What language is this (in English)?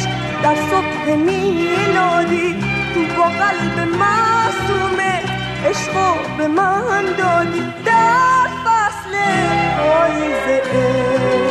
Persian